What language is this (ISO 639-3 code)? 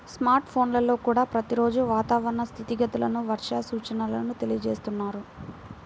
tel